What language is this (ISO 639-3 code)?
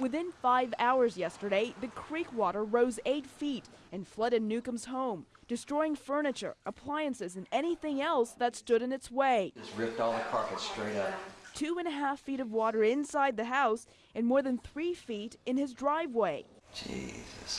eng